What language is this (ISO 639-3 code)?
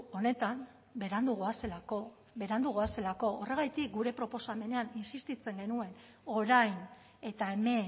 eus